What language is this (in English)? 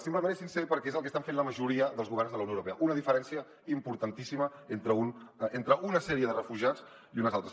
Catalan